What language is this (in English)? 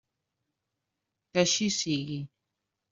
Catalan